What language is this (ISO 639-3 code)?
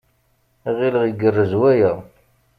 kab